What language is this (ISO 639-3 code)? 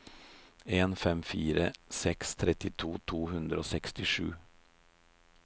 nor